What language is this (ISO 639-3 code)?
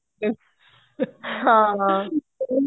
pan